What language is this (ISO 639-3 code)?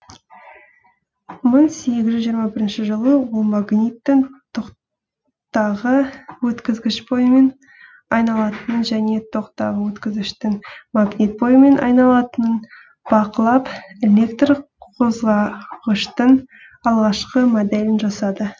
kaz